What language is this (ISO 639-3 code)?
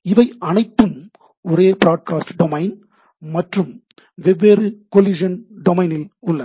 tam